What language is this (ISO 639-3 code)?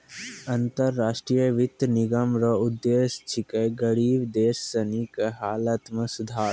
mai